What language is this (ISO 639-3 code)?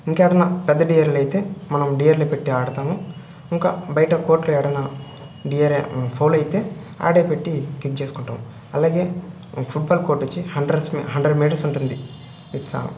tel